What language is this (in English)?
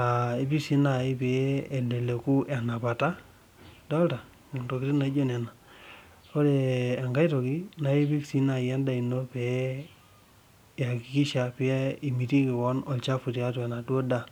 Masai